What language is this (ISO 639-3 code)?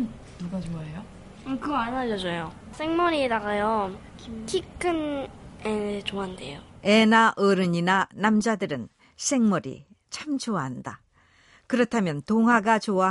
kor